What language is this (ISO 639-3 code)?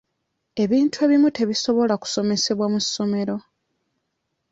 lug